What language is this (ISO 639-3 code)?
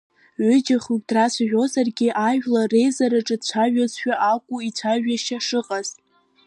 abk